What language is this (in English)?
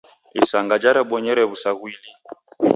Taita